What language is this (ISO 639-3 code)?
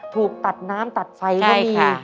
tha